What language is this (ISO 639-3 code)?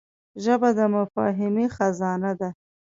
pus